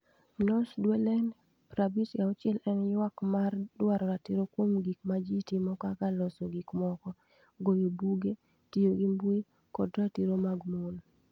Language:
Luo (Kenya and Tanzania)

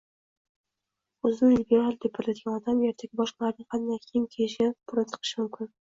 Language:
Uzbek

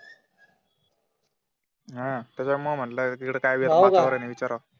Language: Marathi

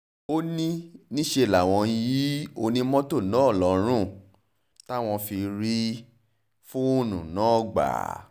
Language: Yoruba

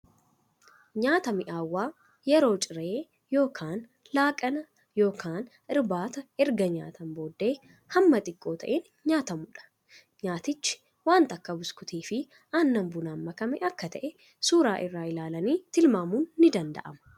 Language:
Oromo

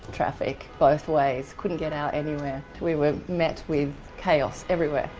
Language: English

